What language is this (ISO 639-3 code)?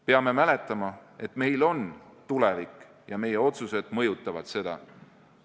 est